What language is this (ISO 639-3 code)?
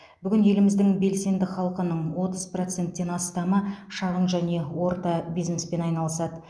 kaz